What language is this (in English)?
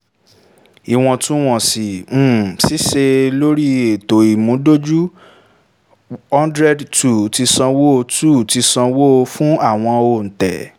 Yoruba